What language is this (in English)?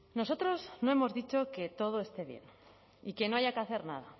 Spanish